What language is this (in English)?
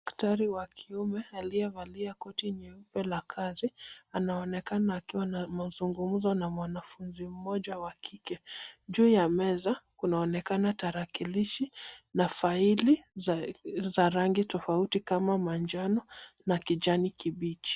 Swahili